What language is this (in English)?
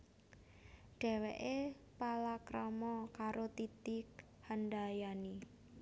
Javanese